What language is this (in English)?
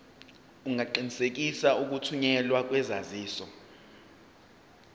Zulu